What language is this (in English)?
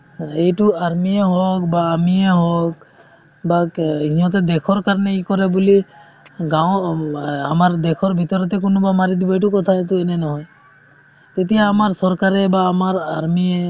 Assamese